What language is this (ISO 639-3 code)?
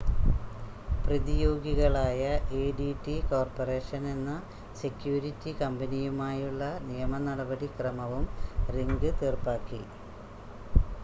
mal